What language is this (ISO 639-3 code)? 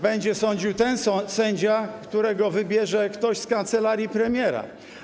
pol